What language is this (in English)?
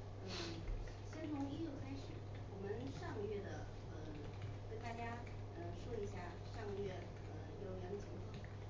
Chinese